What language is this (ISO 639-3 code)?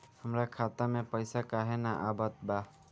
bho